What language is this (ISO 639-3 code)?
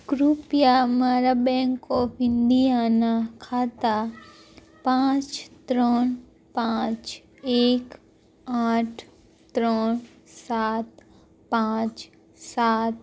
guj